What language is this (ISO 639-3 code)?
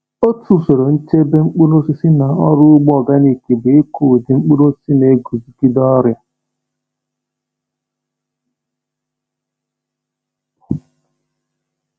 ibo